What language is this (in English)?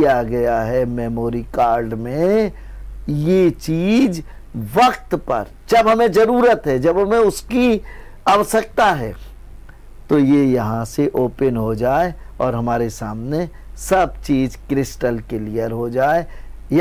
Hindi